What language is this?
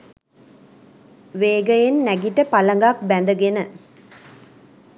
Sinhala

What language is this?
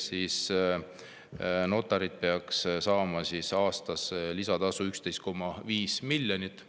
Estonian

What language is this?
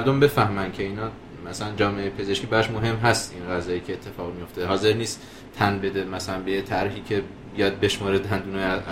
Persian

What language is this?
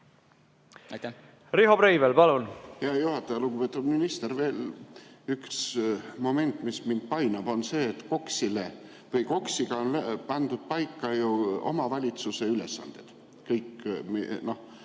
Estonian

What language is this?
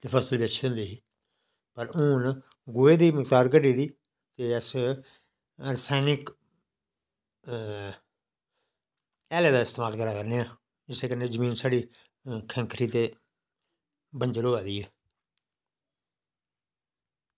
Dogri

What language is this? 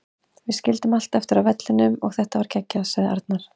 Icelandic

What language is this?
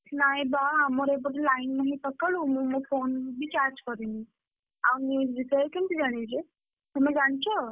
Odia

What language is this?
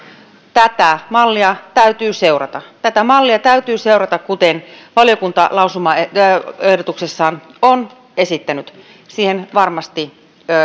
Finnish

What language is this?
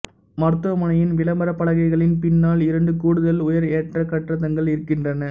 Tamil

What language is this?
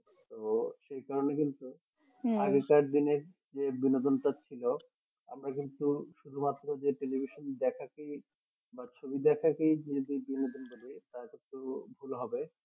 Bangla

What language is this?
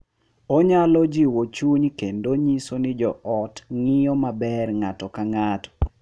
Luo (Kenya and Tanzania)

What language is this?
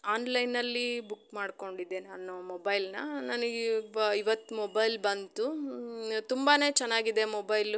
Kannada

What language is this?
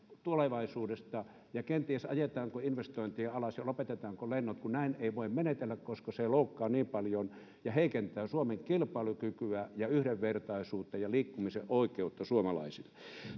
Finnish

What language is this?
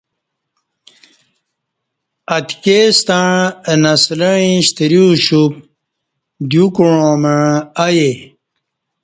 Kati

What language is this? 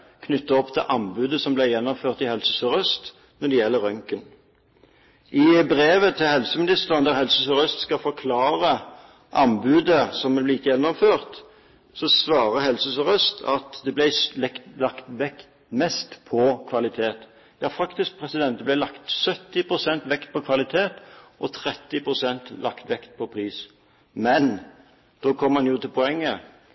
Norwegian Bokmål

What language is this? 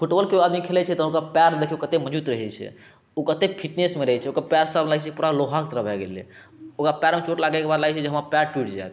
Maithili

